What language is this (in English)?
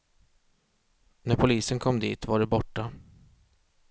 Swedish